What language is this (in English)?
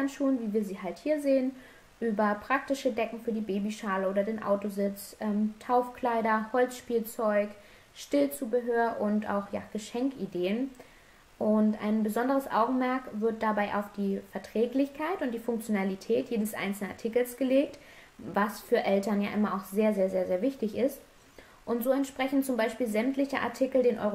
German